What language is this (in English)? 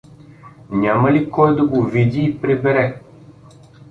Bulgarian